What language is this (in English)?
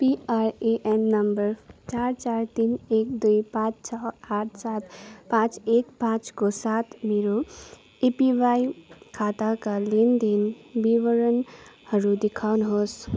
Nepali